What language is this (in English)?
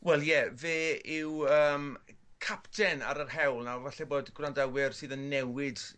Welsh